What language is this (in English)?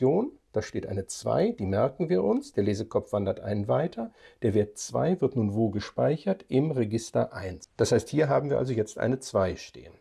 German